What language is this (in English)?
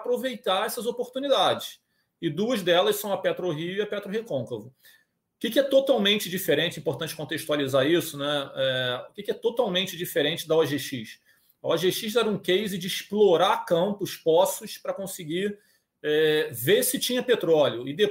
Portuguese